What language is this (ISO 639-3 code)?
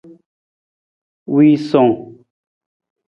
nmz